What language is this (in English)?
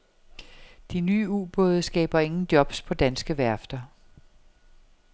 Danish